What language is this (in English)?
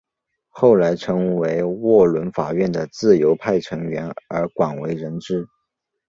Chinese